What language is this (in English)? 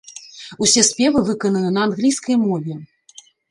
Belarusian